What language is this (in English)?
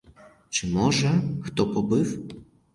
Ukrainian